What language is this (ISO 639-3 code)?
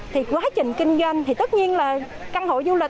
vie